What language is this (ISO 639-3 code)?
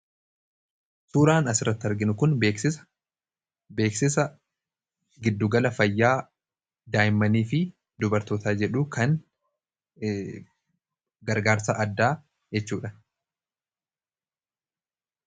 orm